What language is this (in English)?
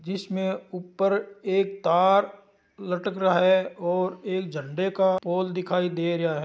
Marwari